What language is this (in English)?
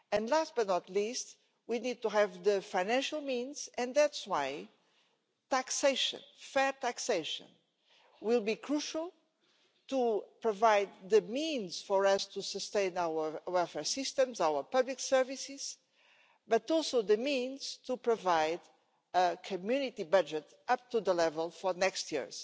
English